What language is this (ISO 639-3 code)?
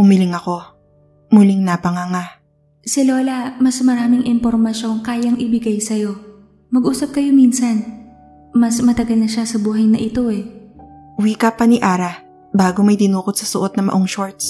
fil